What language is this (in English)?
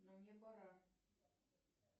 Russian